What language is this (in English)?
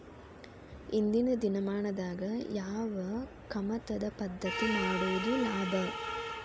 Kannada